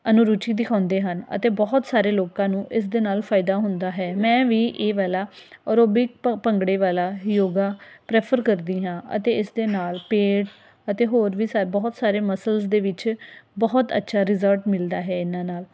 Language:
Punjabi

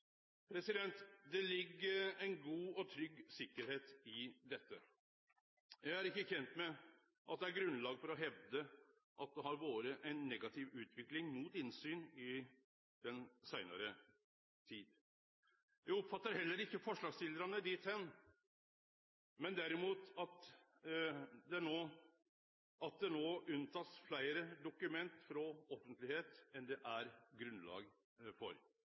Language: Norwegian Nynorsk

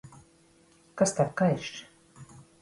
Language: Latvian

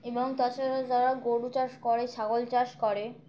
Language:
Bangla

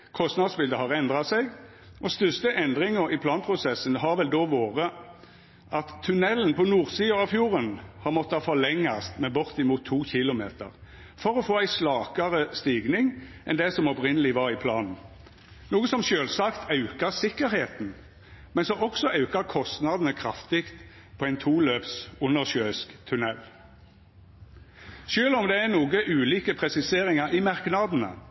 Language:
Norwegian Nynorsk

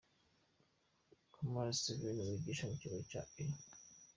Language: Kinyarwanda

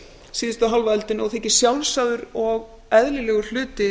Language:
Icelandic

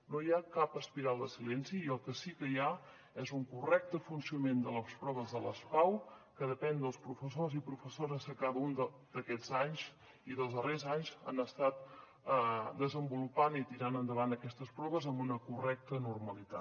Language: Catalan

